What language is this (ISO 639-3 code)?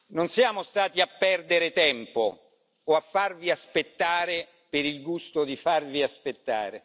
ita